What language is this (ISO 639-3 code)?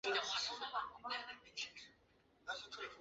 zho